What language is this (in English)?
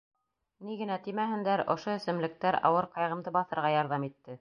Bashkir